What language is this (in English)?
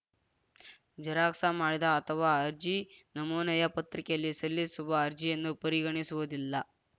Kannada